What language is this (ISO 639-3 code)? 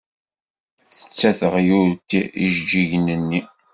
kab